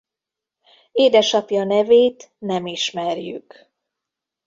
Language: Hungarian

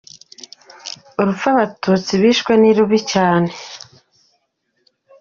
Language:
Kinyarwanda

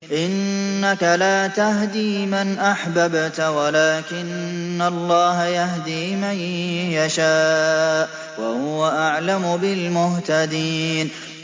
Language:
Arabic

